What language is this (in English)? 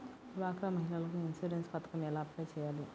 Telugu